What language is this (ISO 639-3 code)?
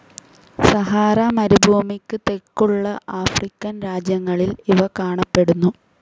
mal